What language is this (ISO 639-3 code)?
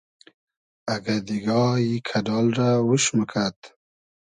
haz